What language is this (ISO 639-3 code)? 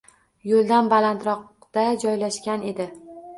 uzb